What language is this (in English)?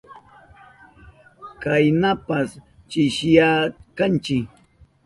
Southern Pastaza Quechua